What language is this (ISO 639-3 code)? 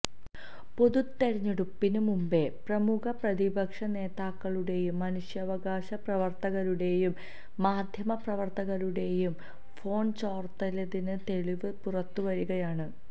mal